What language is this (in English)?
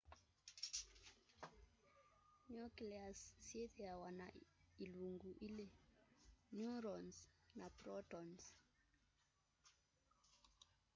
Kamba